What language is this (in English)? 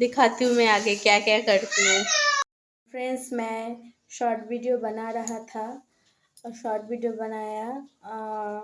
Hindi